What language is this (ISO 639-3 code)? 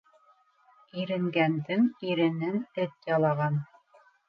bak